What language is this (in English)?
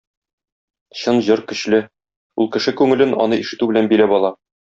Tatar